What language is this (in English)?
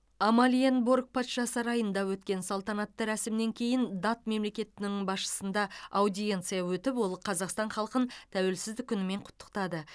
Kazakh